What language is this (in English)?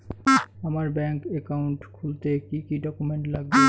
Bangla